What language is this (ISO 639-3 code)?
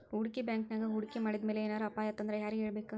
kan